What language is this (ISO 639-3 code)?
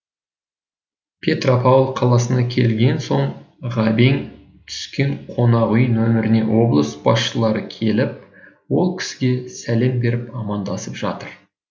kaz